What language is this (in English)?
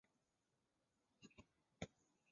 Chinese